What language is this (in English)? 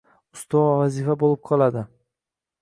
Uzbek